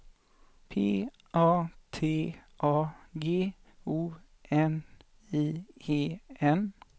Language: Swedish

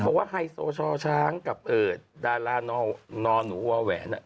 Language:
Thai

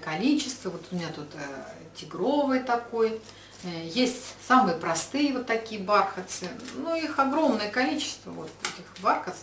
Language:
Russian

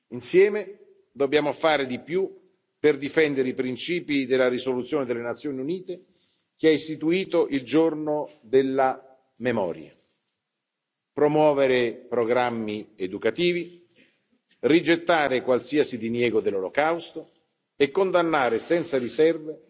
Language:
Italian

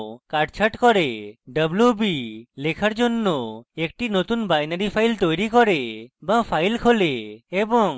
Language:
Bangla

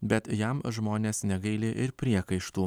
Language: Lithuanian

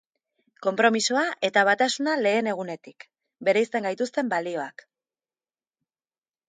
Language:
Basque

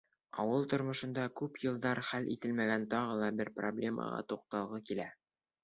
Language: Bashkir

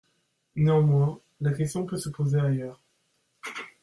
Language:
French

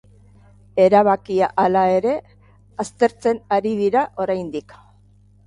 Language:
Basque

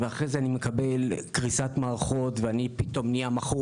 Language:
Hebrew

